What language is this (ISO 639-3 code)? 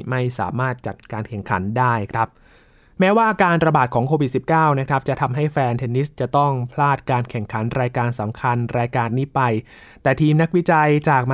tha